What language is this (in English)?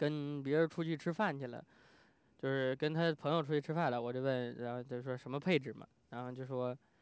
Chinese